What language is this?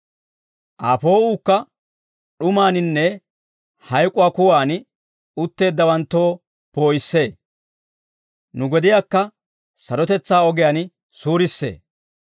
Dawro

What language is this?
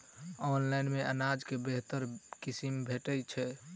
Maithili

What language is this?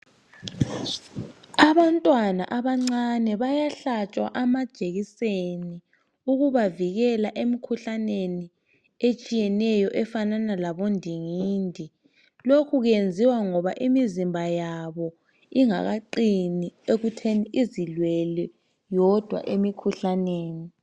North Ndebele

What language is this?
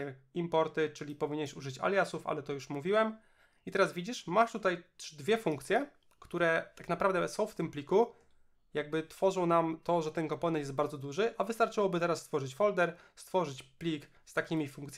Polish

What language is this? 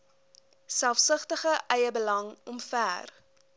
Afrikaans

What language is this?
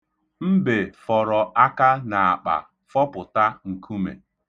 Igbo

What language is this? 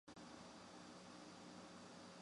Chinese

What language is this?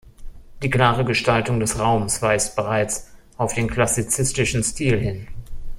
German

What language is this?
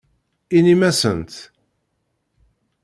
Kabyle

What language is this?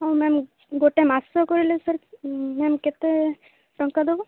Odia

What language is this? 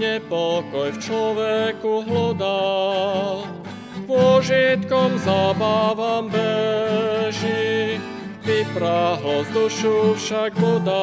Slovak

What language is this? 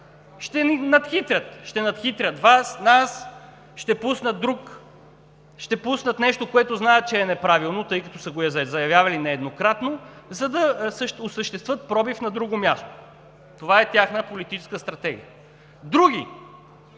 Bulgarian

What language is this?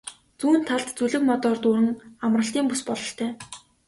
Mongolian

